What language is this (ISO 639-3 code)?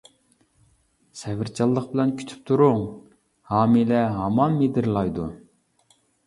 uig